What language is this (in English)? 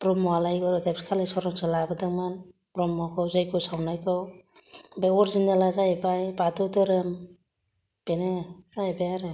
Bodo